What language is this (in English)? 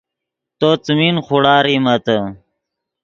Yidgha